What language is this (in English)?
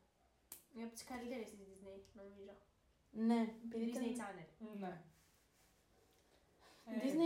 Greek